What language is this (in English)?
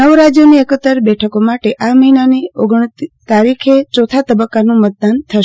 Gujarati